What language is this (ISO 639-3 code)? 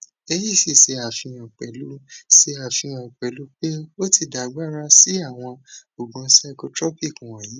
yor